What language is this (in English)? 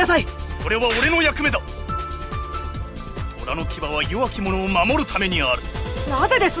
Japanese